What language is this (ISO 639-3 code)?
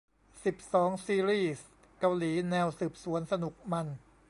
tha